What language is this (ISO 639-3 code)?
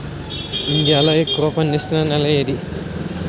tel